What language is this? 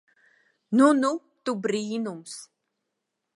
Latvian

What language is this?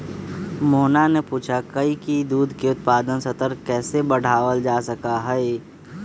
Magahi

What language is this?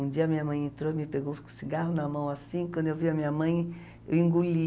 Portuguese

